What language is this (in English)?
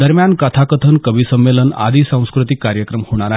Marathi